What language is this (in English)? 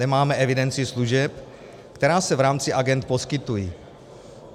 Czech